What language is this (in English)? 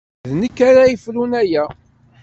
Kabyle